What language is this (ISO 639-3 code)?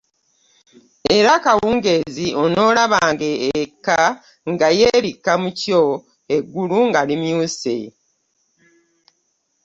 lug